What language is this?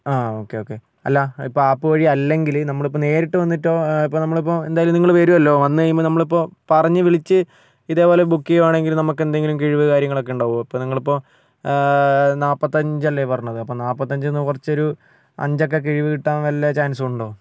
Malayalam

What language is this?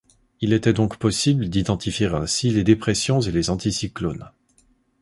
French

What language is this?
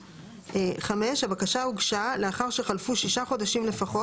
Hebrew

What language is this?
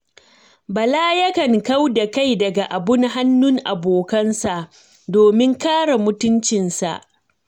Hausa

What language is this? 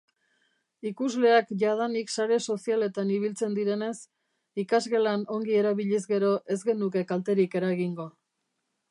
Basque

